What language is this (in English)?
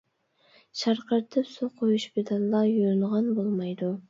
Uyghur